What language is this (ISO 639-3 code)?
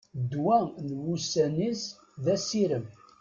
kab